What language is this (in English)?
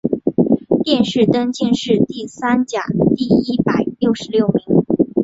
Chinese